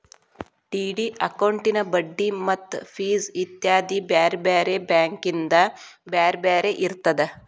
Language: Kannada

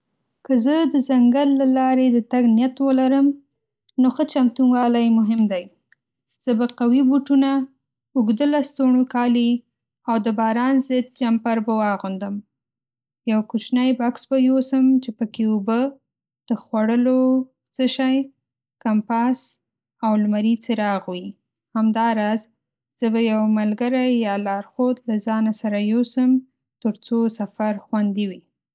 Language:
Pashto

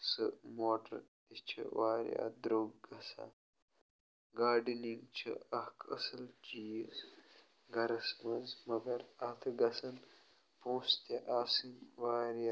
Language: Kashmiri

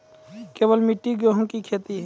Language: Maithili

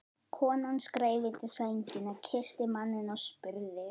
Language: Icelandic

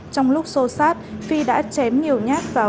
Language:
Vietnamese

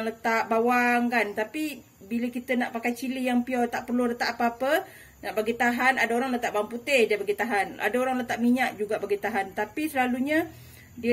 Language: Malay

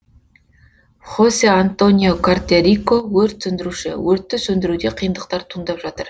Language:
Kazakh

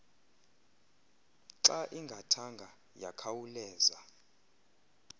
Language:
Xhosa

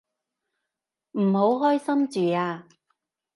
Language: Cantonese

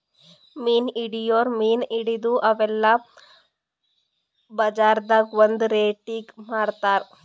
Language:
Kannada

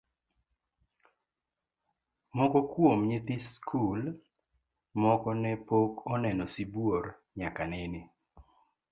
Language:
Luo (Kenya and Tanzania)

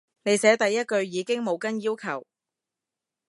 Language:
Cantonese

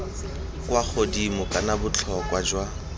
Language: Tswana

